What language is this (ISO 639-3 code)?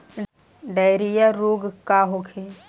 bho